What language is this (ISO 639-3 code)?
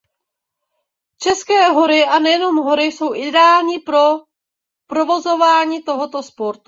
ces